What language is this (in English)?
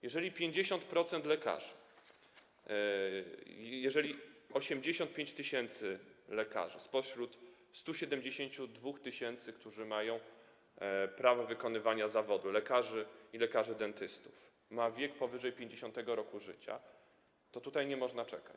Polish